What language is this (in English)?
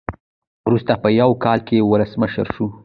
Pashto